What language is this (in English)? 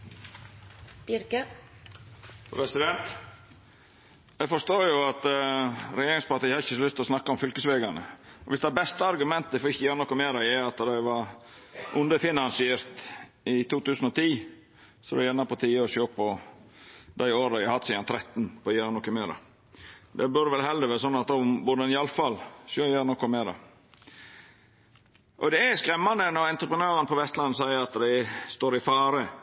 Norwegian